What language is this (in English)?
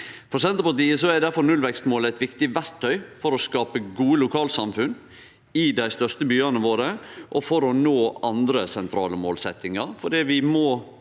Norwegian